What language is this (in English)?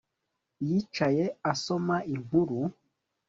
Kinyarwanda